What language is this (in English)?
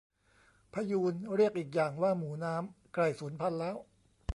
Thai